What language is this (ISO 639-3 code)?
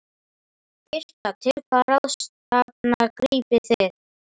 isl